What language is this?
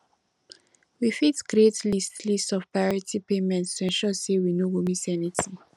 Nigerian Pidgin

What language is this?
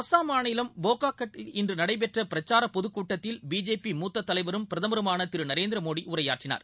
Tamil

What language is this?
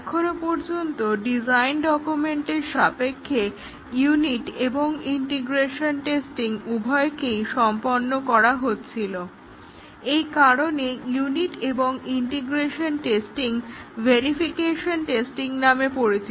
Bangla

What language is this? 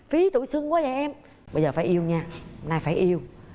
Vietnamese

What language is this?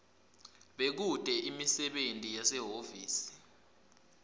Swati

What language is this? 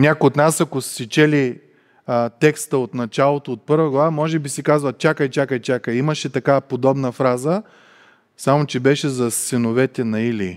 Bulgarian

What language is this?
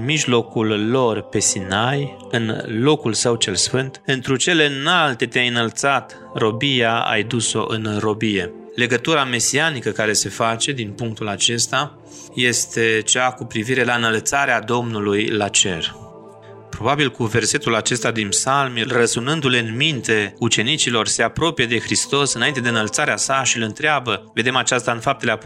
Romanian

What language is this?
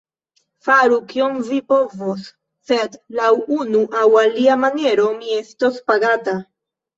Esperanto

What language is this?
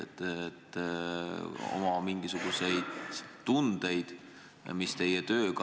Estonian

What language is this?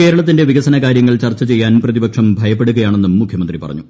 Malayalam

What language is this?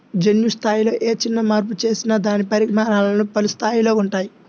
Telugu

